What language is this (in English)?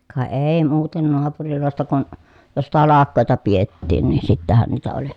Finnish